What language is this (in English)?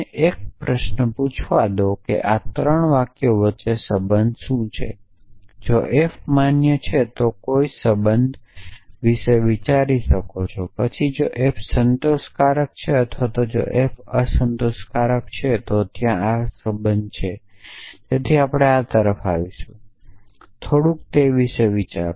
Gujarati